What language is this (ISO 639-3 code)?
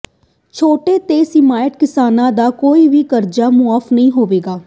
pan